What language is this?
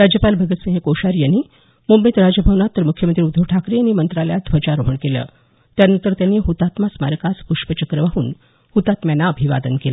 Marathi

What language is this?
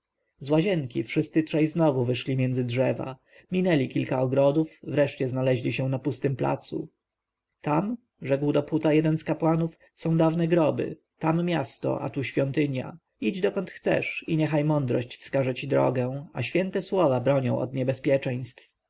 Polish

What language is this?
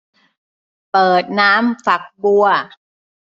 Thai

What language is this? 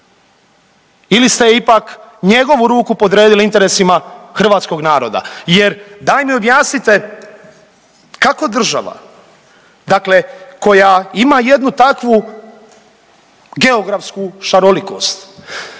Croatian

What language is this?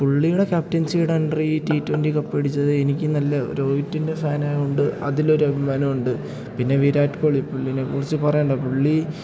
Malayalam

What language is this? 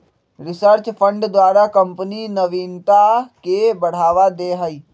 Magahi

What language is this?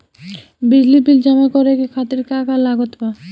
Bhojpuri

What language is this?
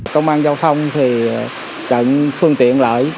Vietnamese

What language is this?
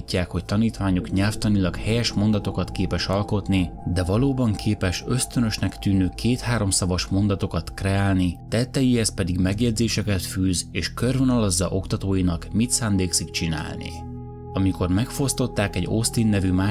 Hungarian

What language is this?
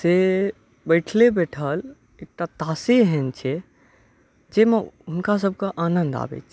Maithili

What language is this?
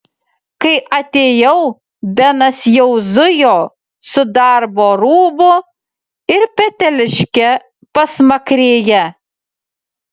Lithuanian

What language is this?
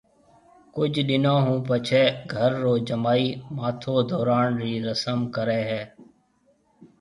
Marwari (Pakistan)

